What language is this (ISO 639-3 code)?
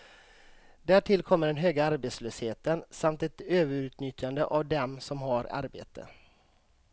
swe